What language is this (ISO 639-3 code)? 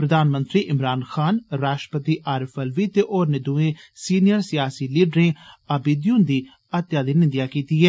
doi